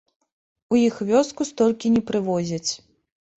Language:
Belarusian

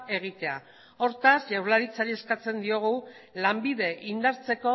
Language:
Basque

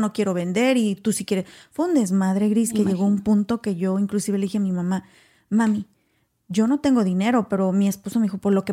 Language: Spanish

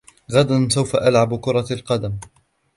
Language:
Arabic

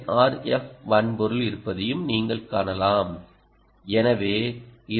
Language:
Tamil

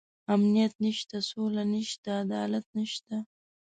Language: Pashto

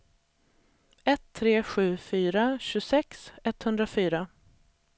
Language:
Swedish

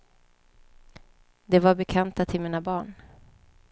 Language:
Swedish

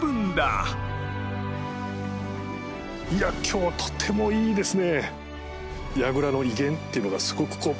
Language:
Japanese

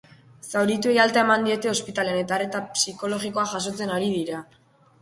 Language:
Basque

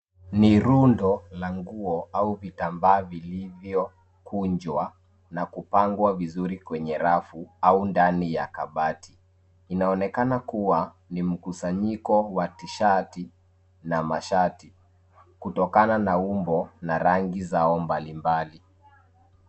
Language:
Swahili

